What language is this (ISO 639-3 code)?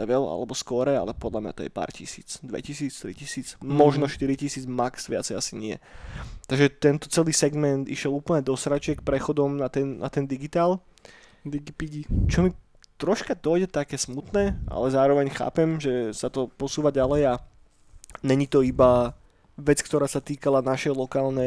slk